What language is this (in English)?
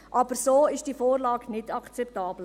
Swiss German